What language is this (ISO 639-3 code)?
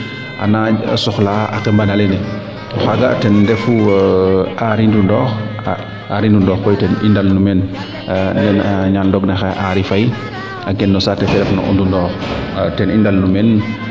srr